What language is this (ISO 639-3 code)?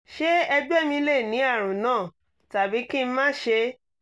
yor